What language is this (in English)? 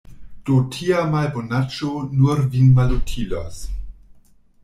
Esperanto